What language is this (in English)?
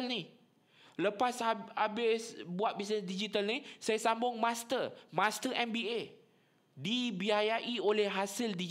Malay